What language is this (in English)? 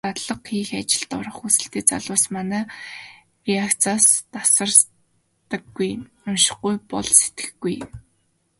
Mongolian